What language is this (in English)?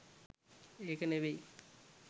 Sinhala